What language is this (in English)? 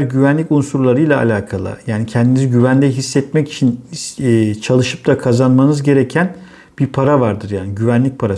Turkish